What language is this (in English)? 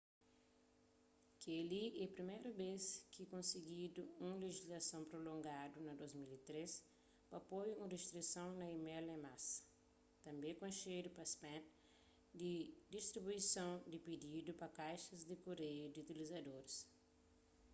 Kabuverdianu